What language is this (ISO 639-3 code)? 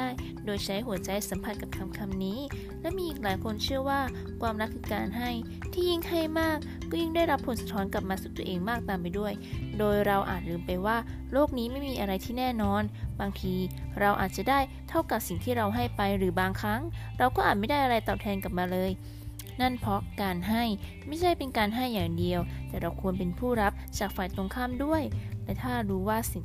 tha